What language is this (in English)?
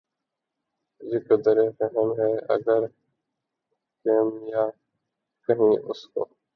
Urdu